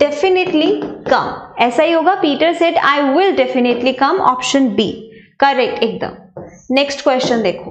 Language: Hindi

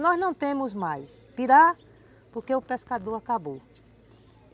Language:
Portuguese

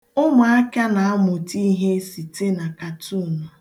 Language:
Igbo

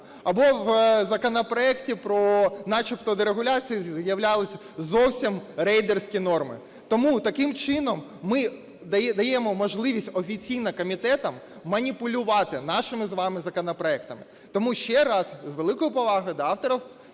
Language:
Ukrainian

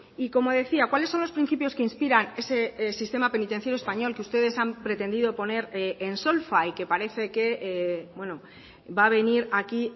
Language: Spanish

